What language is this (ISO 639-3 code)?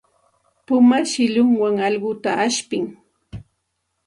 qxt